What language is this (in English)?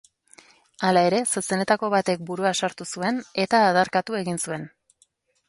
Basque